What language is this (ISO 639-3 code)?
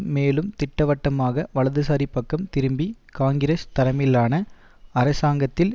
tam